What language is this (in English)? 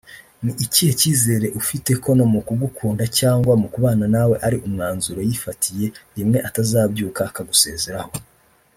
Kinyarwanda